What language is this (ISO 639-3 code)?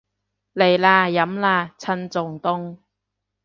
yue